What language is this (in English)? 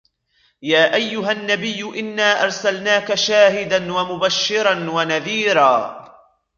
Arabic